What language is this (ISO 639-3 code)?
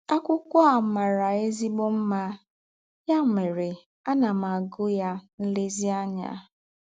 ibo